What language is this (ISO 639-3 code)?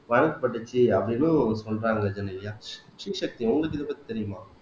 tam